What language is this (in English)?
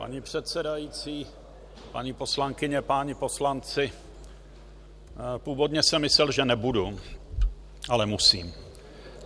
Czech